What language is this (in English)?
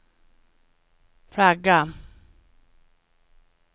Swedish